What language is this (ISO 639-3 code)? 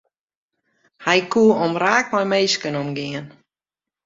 fry